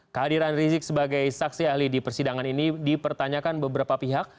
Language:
Indonesian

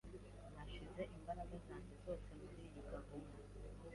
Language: Kinyarwanda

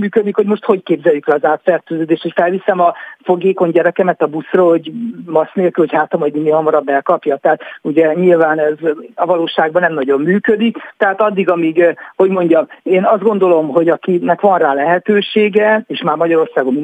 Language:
Hungarian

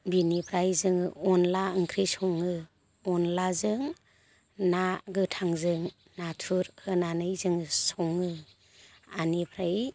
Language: Bodo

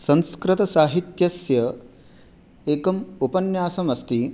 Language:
Sanskrit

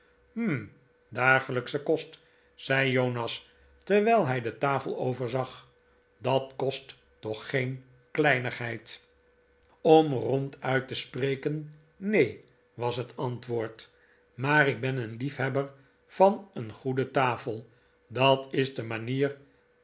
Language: Dutch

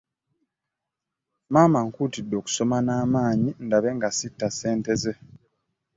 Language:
Ganda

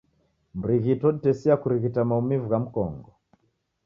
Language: Taita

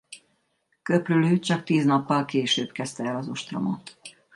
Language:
Hungarian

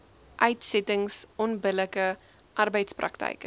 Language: Afrikaans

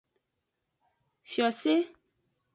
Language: Aja (Benin)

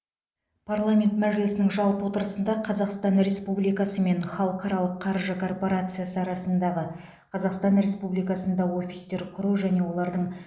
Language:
Kazakh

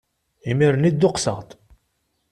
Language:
Kabyle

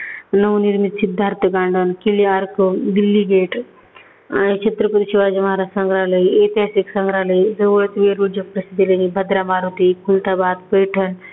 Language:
Marathi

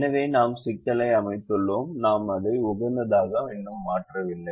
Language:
Tamil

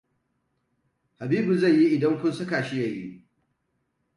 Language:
Hausa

